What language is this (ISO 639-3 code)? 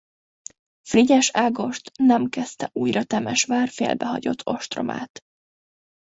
hun